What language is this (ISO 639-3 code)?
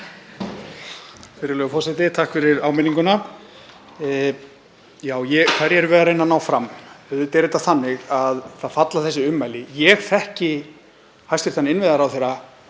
isl